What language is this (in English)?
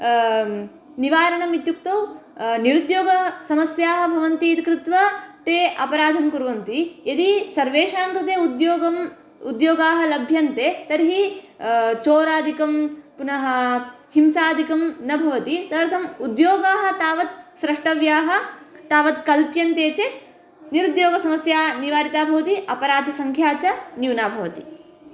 Sanskrit